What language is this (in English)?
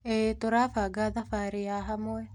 Kikuyu